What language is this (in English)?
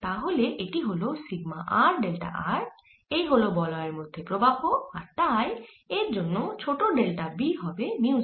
Bangla